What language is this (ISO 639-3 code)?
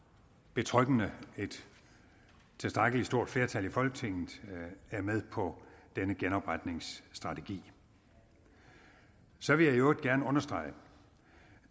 dan